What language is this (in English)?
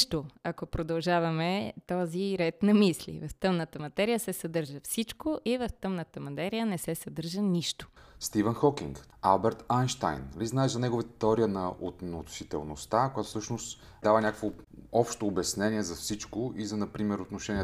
Bulgarian